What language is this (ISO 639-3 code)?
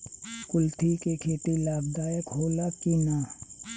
bho